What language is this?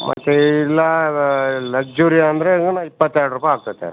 Kannada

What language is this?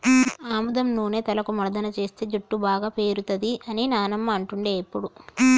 Telugu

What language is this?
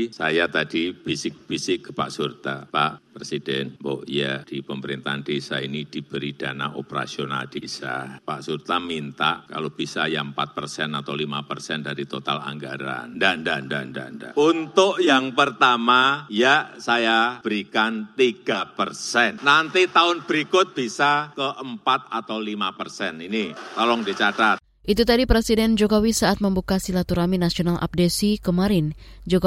Indonesian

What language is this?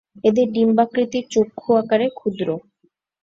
Bangla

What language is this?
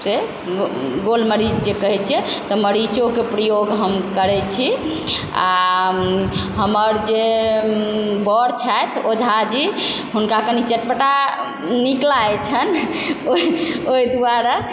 Maithili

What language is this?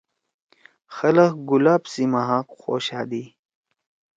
Torwali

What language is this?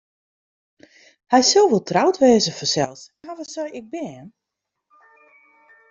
Western Frisian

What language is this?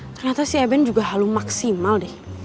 Indonesian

